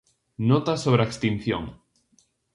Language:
Galician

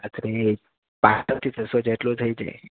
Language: Gujarati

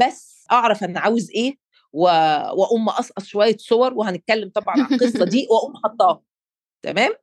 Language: Arabic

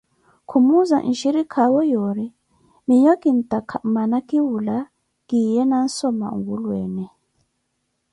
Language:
Koti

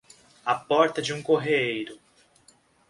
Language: Portuguese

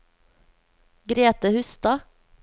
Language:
Norwegian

